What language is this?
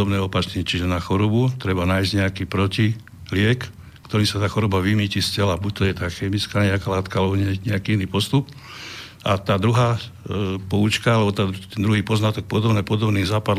Slovak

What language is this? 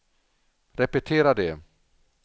Swedish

